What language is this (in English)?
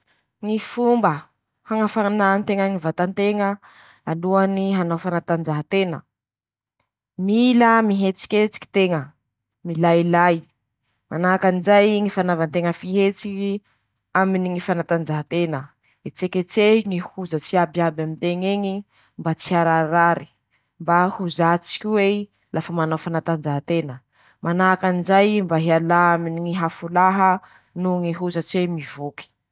Masikoro Malagasy